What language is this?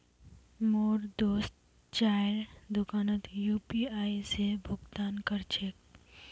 Magahi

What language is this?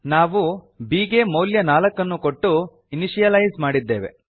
Kannada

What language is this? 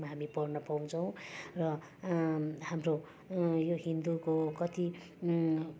Nepali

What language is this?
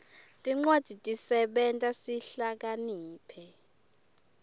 Swati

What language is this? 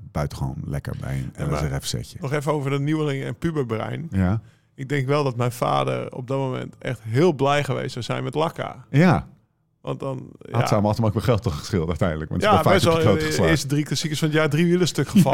Dutch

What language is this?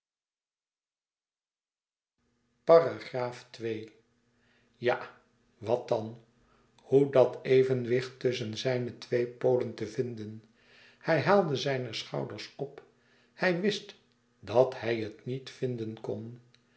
Dutch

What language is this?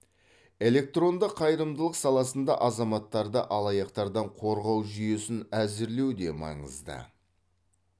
Kazakh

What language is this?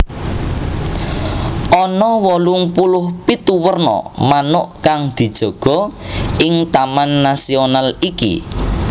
Javanese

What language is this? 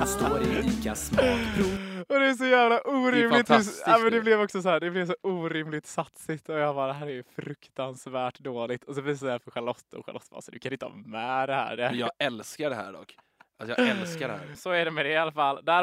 Swedish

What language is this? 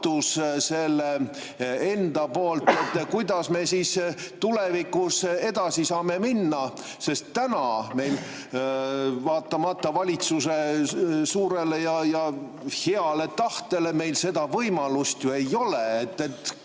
Estonian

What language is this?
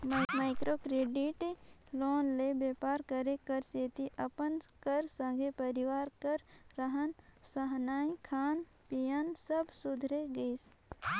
Chhattisgarhi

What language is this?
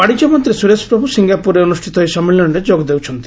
Odia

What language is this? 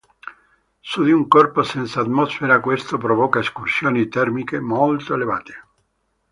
Italian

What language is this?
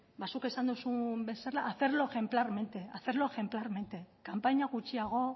Basque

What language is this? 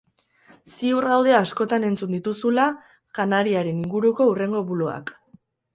Basque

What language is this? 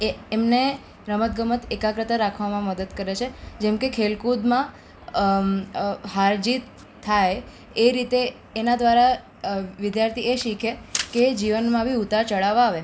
Gujarati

